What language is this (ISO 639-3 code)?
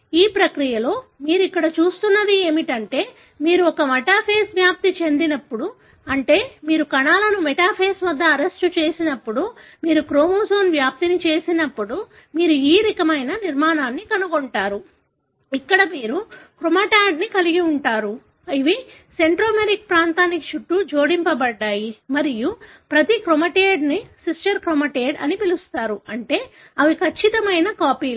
tel